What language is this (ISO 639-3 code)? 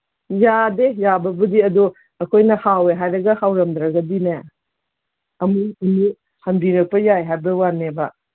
mni